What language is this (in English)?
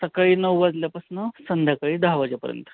Marathi